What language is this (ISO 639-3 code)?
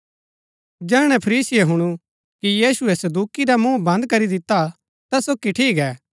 gbk